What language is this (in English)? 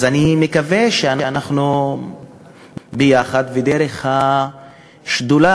Hebrew